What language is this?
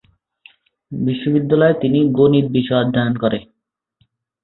Bangla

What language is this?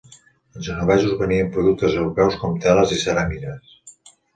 Catalan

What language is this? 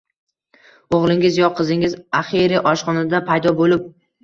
Uzbek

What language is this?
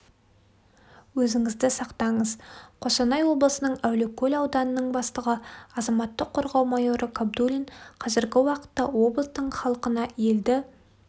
Kazakh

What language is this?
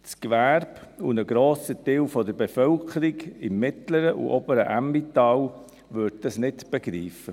Swiss German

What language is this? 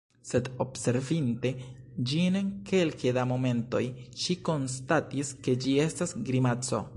Esperanto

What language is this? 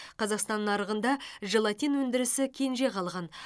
Kazakh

